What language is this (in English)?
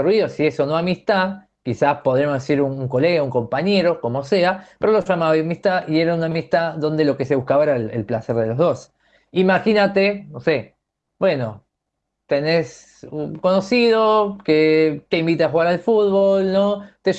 Spanish